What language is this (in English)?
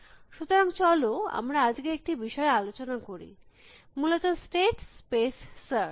Bangla